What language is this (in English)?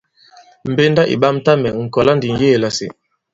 Bankon